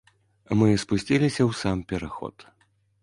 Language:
Belarusian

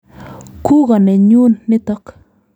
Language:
Kalenjin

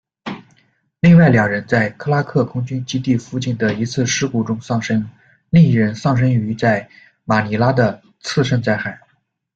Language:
Chinese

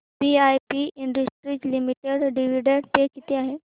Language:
Marathi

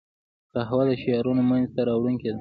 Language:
Pashto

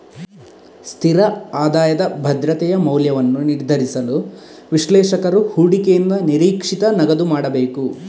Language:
Kannada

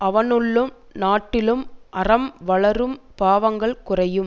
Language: Tamil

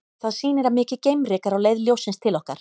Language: Icelandic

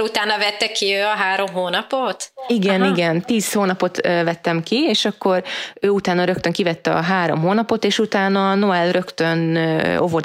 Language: Hungarian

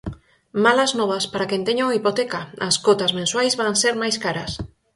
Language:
Galician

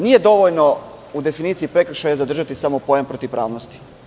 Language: Serbian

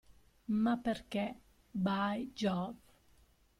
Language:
Italian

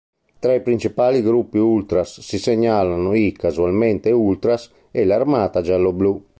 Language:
Italian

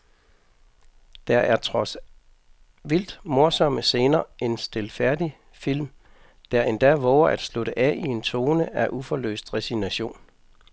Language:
Danish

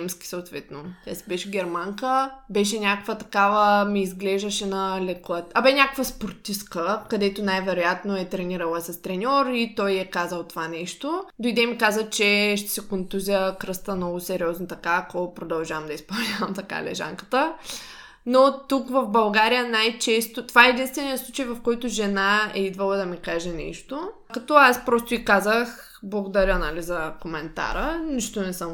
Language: Bulgarian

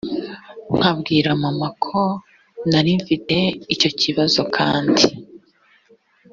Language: Kinyarwanda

